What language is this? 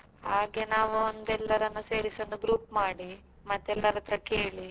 Kannada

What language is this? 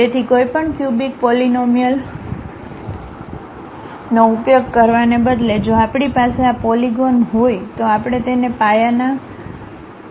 Gujarati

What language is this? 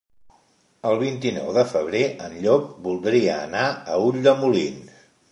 Catalan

